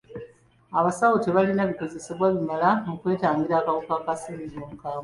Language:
Ganda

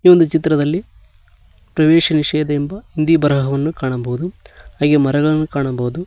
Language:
Kannada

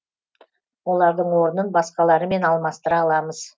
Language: Kazakh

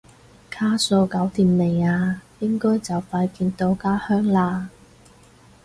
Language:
Cantonese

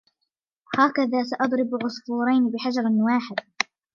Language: Arabic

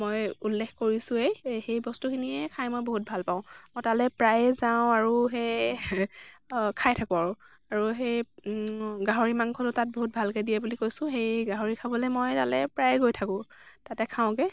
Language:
Assamese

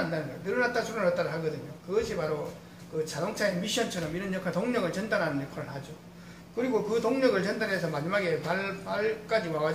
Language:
Korean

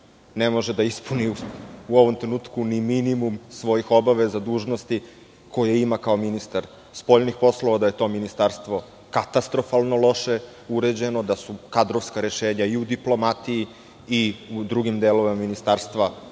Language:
Serbian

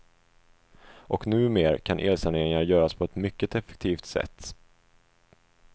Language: Swedish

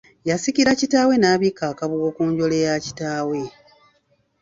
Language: Ganda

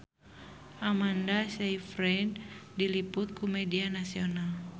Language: Sundanese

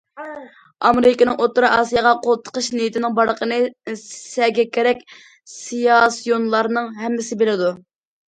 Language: Uyghur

